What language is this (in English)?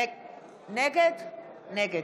Hebrew